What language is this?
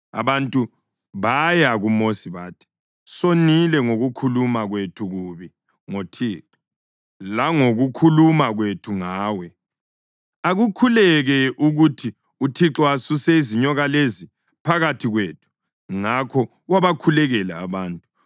North Ndebele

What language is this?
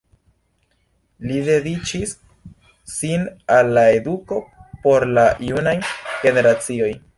Esperanto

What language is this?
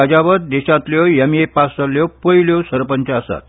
Konkani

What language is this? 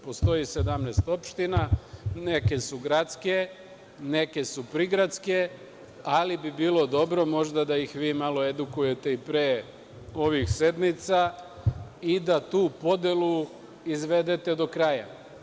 Serbian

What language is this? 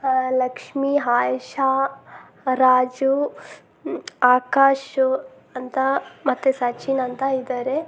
Kannada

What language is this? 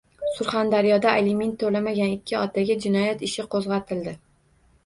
Uzbek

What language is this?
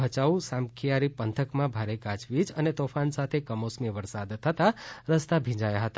Gujarati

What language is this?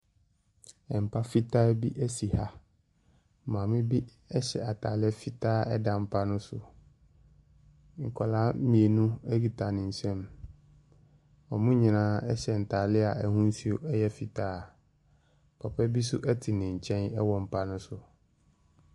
Akan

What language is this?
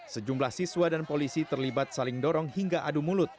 Indonesian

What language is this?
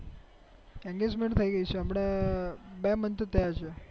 Gujarati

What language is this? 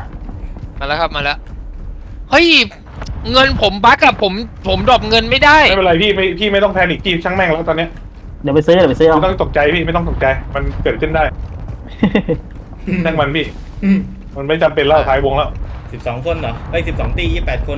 Thai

